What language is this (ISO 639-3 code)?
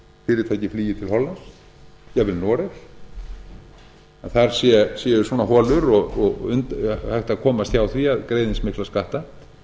isl